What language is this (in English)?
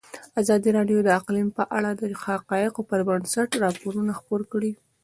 Pashto